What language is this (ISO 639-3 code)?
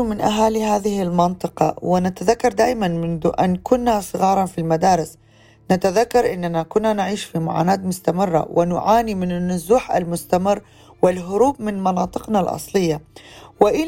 ara